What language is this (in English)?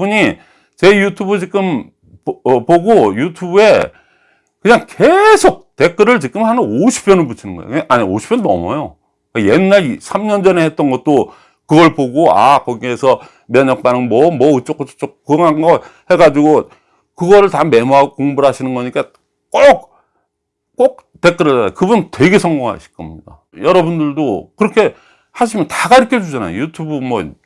Korean